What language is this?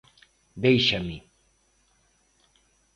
Galician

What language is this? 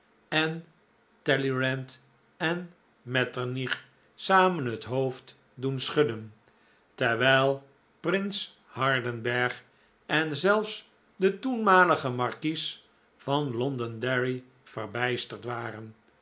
Dutch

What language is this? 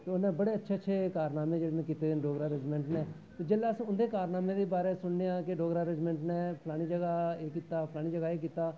Dogri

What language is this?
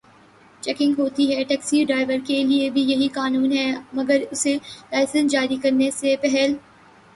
Urdu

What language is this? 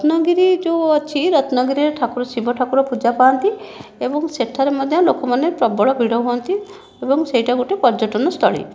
Odia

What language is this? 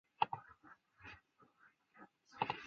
Chinese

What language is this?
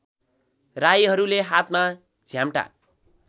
Nepali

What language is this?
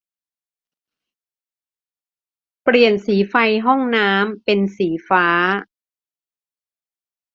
Thai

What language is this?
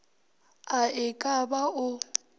Northern Sotho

